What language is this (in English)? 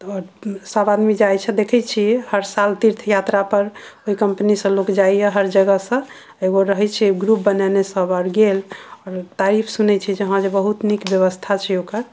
Maithili